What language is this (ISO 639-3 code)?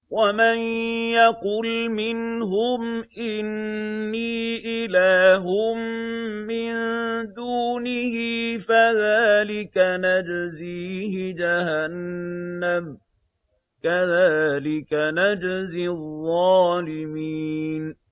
ara